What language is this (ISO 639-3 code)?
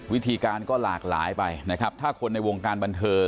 tha